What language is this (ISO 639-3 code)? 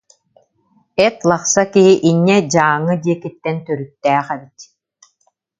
sah